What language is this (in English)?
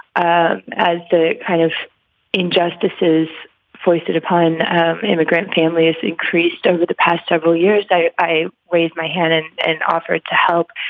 English